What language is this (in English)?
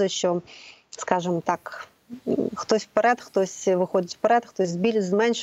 Ukrainian